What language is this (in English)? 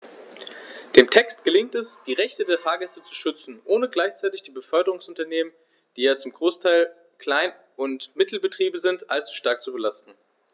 German